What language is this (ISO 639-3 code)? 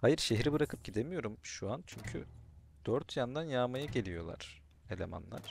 tur